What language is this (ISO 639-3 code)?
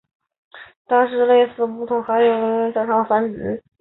zho